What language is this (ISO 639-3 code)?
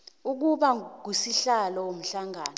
nbl